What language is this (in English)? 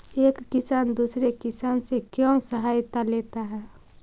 Magahi